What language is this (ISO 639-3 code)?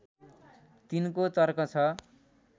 nep